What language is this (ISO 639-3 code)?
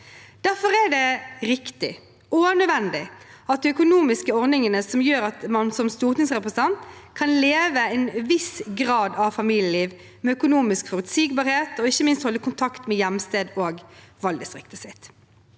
nor